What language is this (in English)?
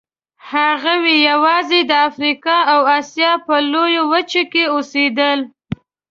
Pashto